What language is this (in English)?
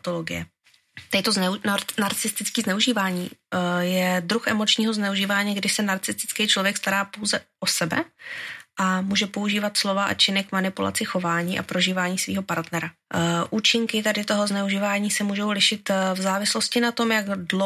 Czech